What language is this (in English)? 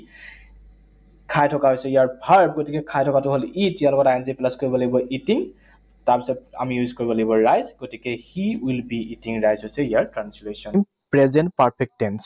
Assamese